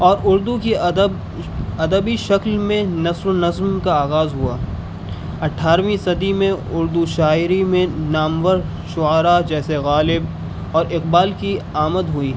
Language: Urdu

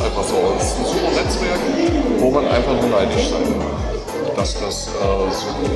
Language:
German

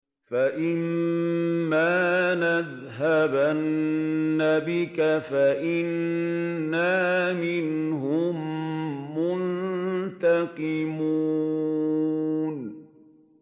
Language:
Arabic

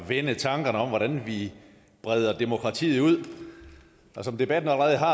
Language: Danish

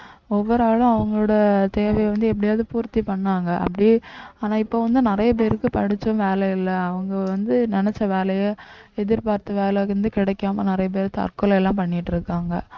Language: Tamil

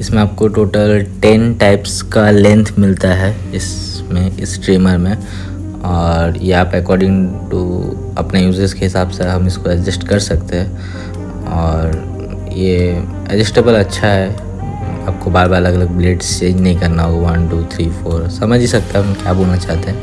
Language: Hindi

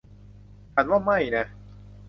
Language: Thai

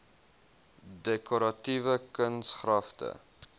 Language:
Afrikaans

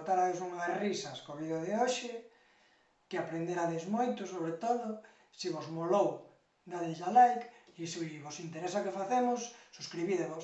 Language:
Galician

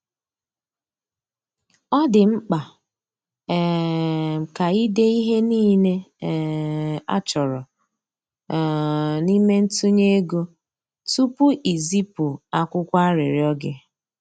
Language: Igbo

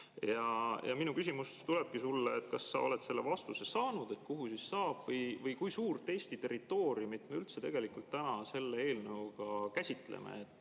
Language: Estonian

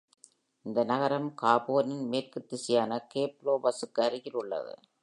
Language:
Tamil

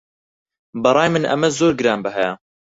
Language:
Central Kurdish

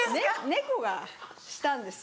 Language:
Japanese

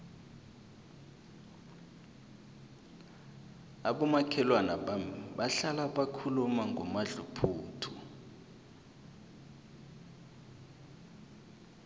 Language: South Ndebele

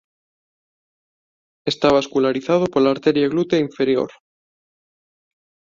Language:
Galician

